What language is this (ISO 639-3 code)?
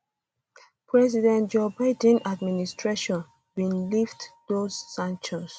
pcm